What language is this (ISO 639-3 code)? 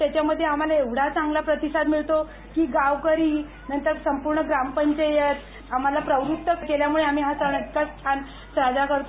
mar